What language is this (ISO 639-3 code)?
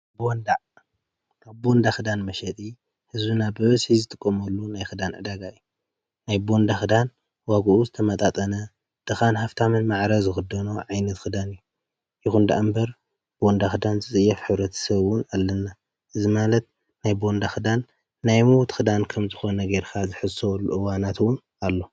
tir